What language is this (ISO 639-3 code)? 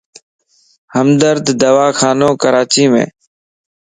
lss